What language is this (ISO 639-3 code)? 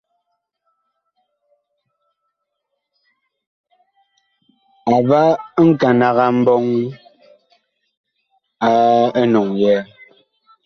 bkh